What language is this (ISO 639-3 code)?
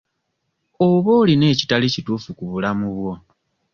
lug